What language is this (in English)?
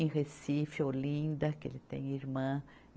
Portuguese